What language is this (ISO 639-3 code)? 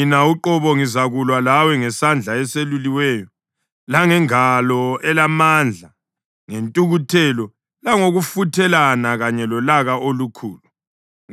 nde